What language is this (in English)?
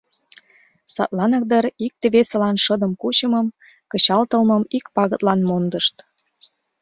Mari